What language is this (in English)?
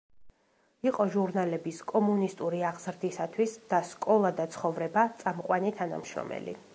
Georgian